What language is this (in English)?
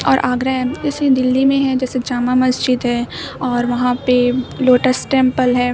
Urdu